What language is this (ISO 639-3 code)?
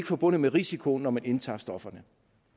dan